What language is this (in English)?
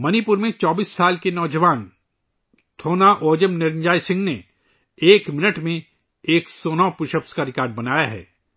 Urdu